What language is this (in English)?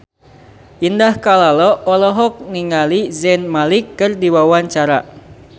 Sundanese